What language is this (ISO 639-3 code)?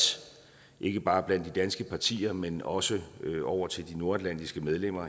dan